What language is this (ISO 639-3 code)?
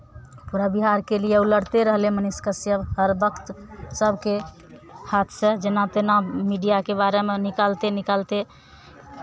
mai